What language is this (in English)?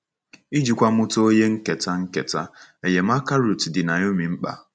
Igbo